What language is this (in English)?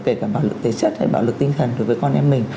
Vietnamese